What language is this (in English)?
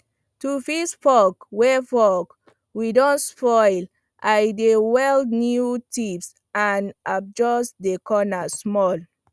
Nigerian Pidgin